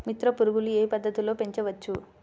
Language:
Telugu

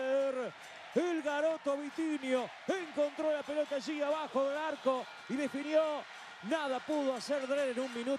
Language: Spanish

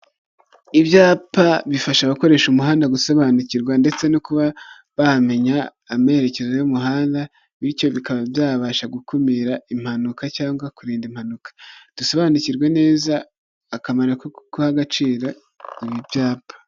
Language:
Kinyarwanda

